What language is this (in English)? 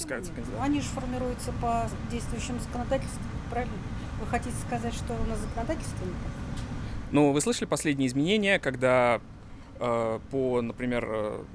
Russian